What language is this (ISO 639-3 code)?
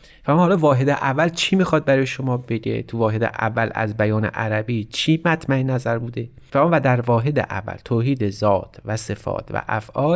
fas